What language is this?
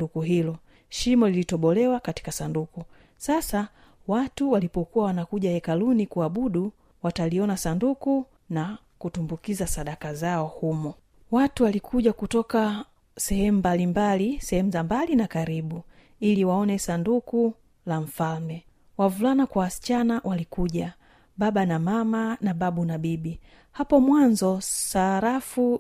Swahili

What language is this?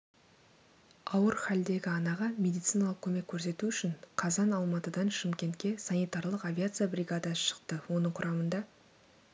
Kazakh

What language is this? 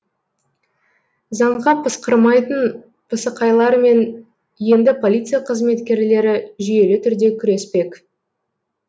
Kazakh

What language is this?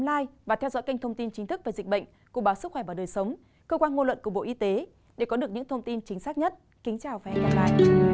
Vietnamese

